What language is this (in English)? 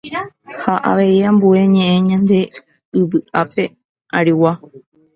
Guarani